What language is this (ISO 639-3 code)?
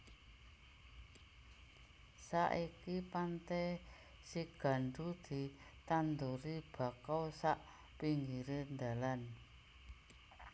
jav